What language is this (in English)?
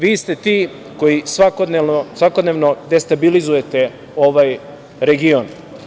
Serbian